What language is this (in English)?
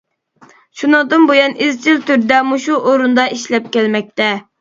Uyghur